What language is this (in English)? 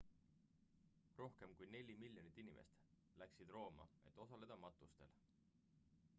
Estonian